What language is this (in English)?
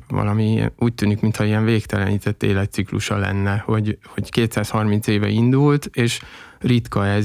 Hungarian